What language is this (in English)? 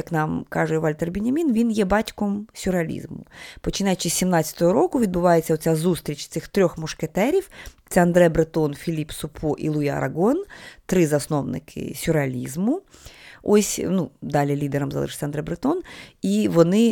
Ukrainian